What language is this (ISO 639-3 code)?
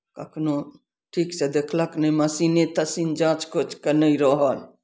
mai